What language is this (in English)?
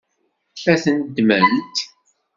Kabyle